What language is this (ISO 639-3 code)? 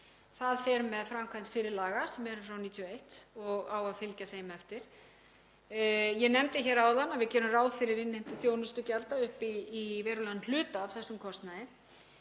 isl